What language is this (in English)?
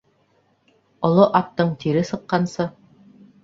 Bashkir